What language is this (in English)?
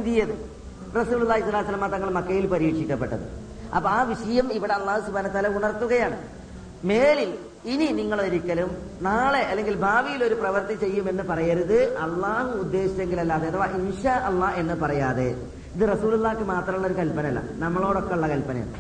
Malayalam